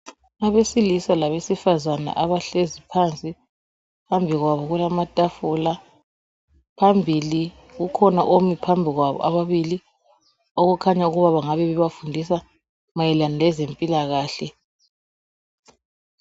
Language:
North Ndebele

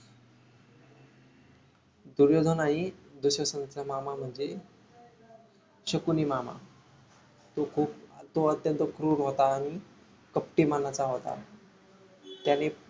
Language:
Marathi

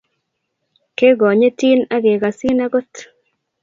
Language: Kalenjin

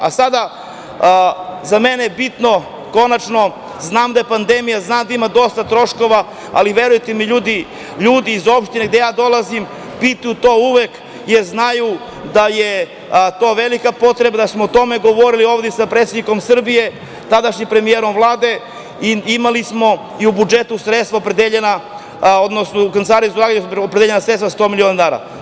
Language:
Serbian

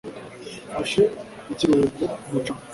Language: Kinyarwanda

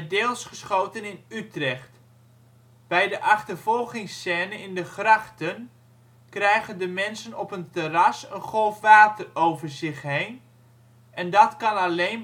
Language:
Dutch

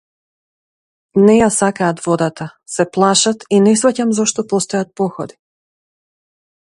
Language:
Macedonian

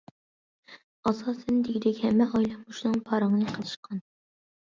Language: Uyghur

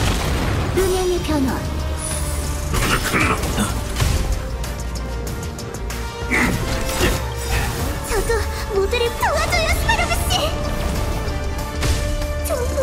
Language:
Korean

